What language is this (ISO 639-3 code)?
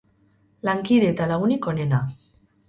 eus